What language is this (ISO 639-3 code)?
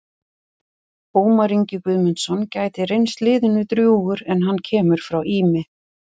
isl